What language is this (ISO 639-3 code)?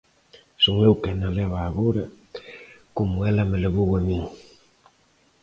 glg